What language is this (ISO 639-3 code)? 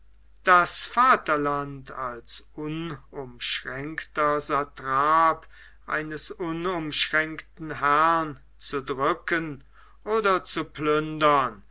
deu